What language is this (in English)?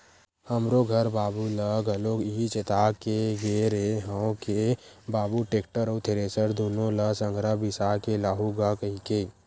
Chhattisgarhi